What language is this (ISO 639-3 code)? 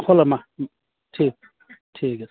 asm